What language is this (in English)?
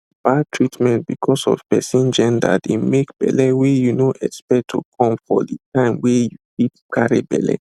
Nigerian Pidgin